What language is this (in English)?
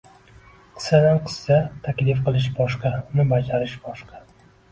Uzbek